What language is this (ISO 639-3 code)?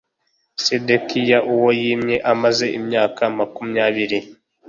kin